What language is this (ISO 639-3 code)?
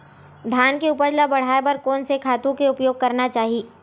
hne